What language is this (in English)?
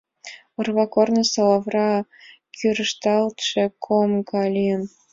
Mari